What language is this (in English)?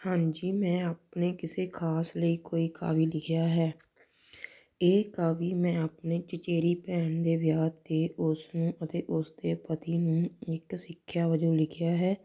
Punjabi